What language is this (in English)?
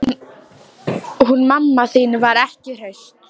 Icelandic